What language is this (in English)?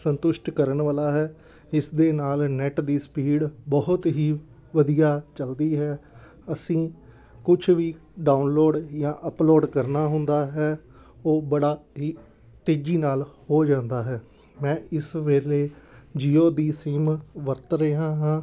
Punjabi